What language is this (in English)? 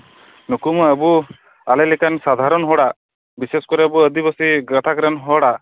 Santali